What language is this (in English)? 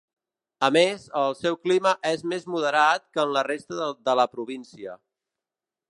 Catalan